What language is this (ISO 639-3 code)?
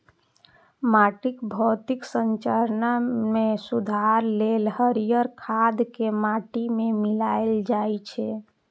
mai